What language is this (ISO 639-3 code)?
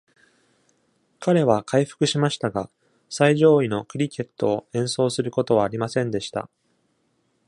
jpn